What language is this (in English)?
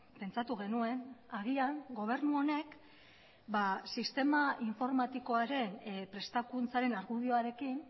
Basque